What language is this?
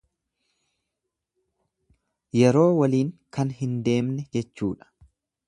Oromo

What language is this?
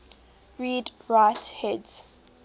English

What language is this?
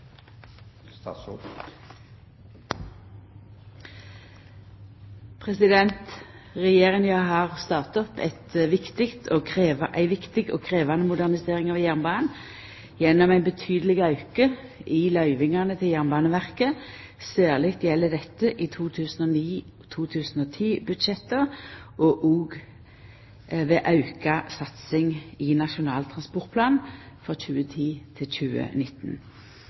Norwegian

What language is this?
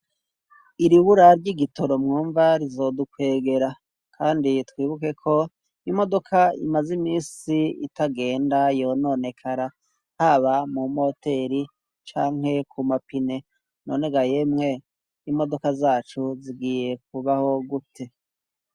Rundi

